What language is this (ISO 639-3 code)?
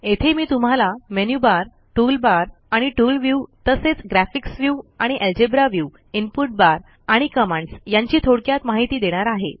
mar